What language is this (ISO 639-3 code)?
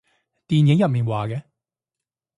yue